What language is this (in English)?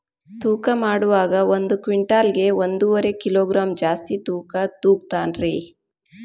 Kannada